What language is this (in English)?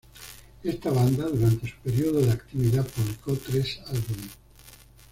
Spanish